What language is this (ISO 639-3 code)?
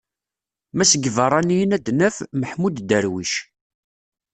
kab